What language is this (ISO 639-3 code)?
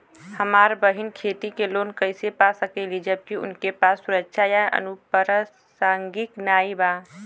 bho